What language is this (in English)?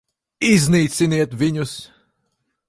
Latvian